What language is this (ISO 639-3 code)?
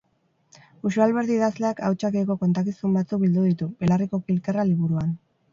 eus